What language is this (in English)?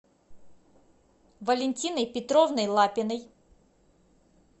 Russian